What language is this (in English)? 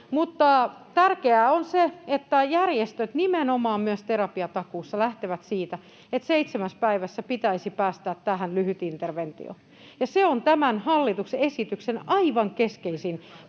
Finnish